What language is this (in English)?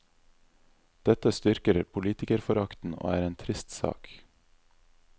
Norwegian